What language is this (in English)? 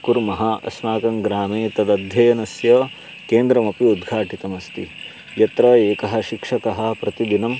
Sanskrit